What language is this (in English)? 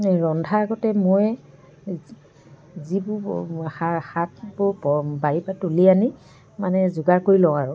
Assamese